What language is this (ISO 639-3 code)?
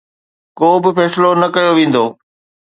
snd